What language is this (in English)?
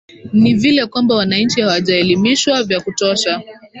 Swahili